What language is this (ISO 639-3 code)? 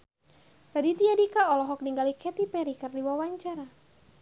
sun